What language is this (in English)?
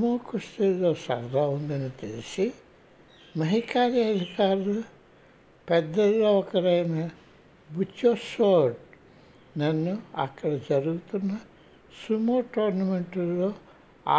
Telugu